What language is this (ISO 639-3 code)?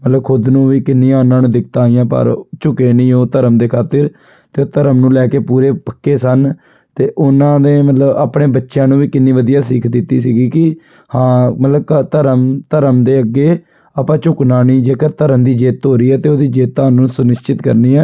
pan